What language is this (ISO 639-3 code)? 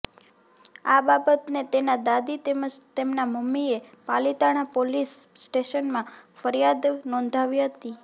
guj